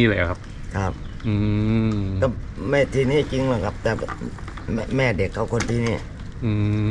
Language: Thai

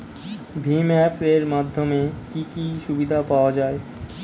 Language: Bangla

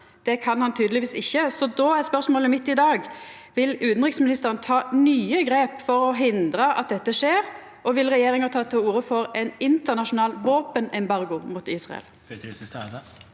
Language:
Norwegian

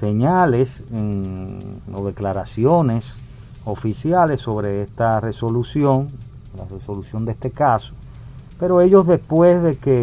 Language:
Spanish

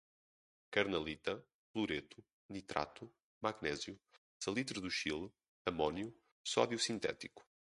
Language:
Portuguese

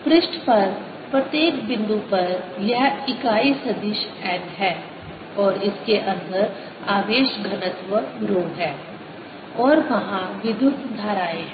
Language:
Hindi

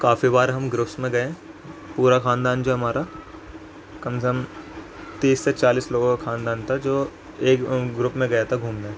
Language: Urdu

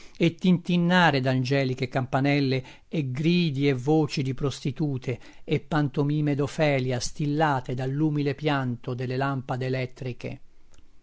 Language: Italian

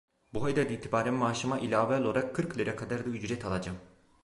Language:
Turkish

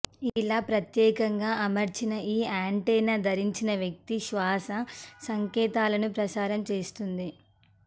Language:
Telugu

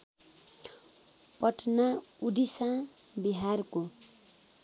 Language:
Nepali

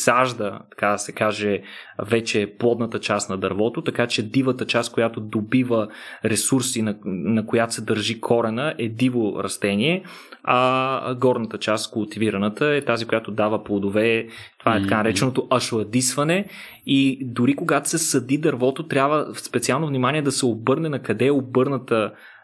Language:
Bulgarian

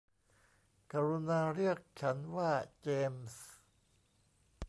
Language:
Thai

